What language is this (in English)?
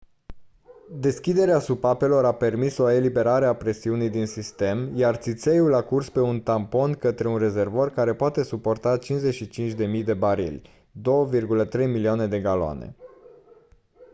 Romanian